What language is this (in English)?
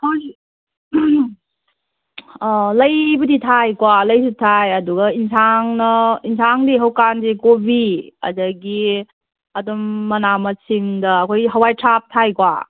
Manipuri